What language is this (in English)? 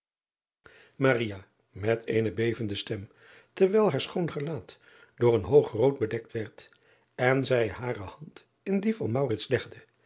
Dutch